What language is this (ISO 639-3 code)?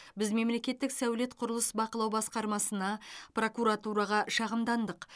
kaz